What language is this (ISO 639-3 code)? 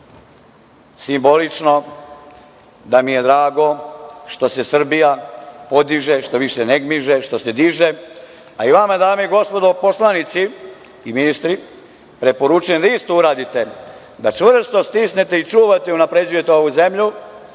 srp